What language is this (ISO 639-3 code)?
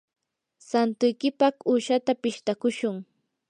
qur